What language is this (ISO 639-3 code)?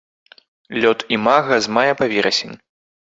bel